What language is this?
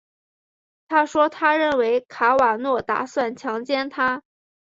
Chinese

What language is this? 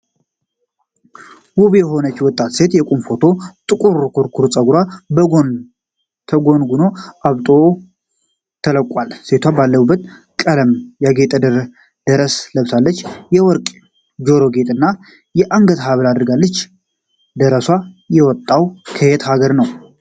Amharic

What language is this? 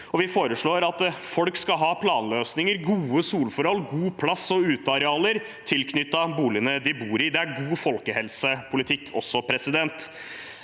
Norwegian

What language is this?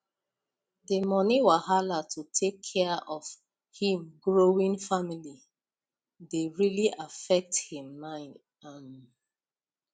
Nigerian Pidgin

